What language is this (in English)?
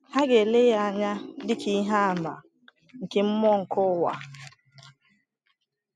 Igbo